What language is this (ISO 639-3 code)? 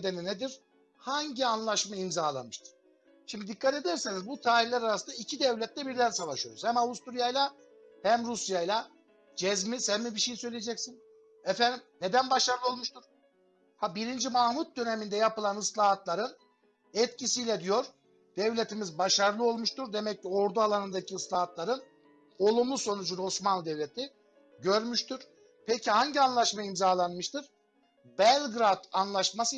tur